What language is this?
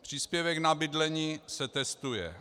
Czech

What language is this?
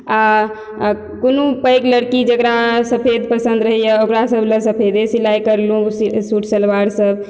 Maithili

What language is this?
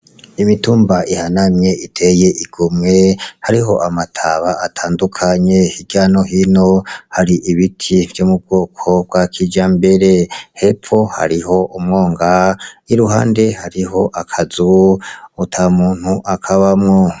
Rundi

